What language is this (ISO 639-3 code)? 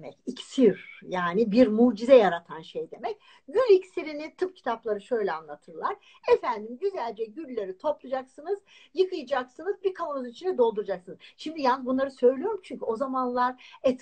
tur